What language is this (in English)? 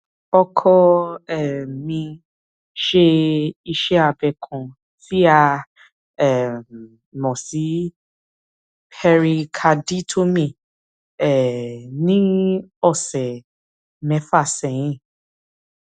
Yoruba